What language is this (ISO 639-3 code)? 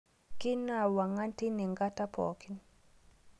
mas